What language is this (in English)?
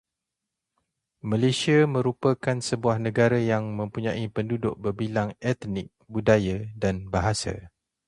Malay